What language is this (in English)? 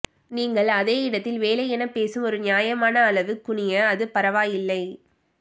Tamil